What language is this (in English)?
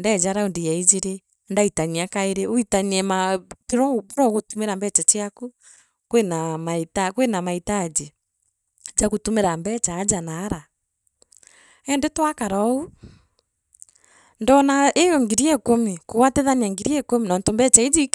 Meru